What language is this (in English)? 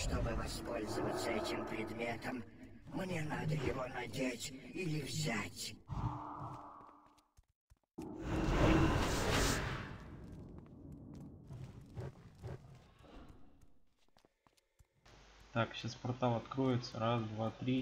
Russian